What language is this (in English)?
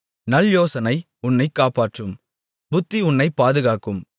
Tamil